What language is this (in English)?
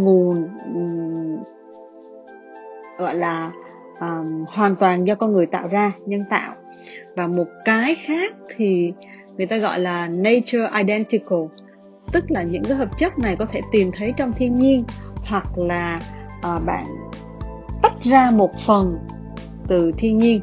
Vietnamese